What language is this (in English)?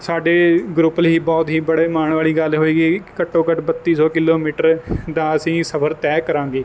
Punjabi